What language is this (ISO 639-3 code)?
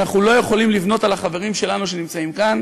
heb